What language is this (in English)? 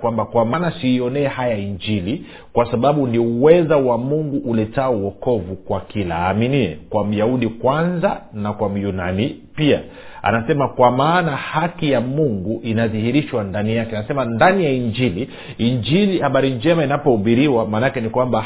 Swahili